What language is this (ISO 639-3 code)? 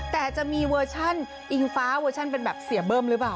tha